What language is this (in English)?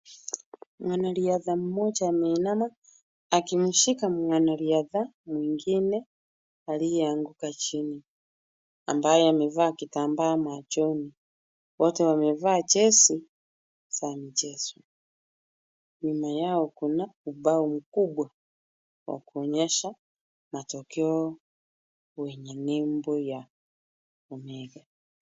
Swahili